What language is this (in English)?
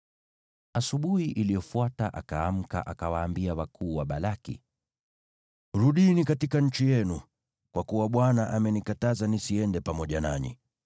Swahili